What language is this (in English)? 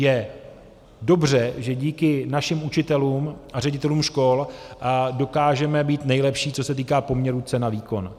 Czech